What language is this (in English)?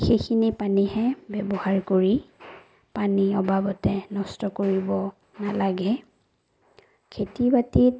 Assamese